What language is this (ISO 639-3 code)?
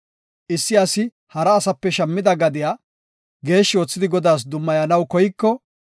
gof